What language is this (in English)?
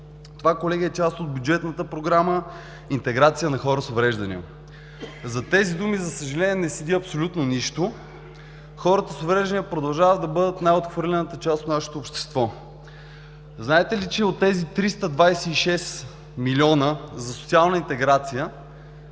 Bulgarian